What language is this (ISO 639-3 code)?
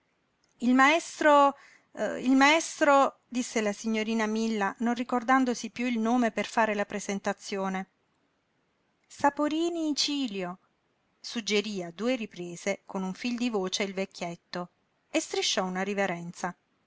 ita